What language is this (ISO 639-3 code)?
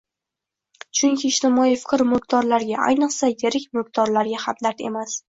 uzb